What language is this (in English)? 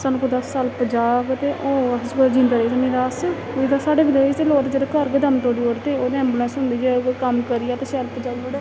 Dogri